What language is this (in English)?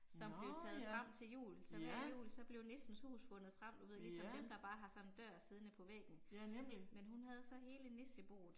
Danish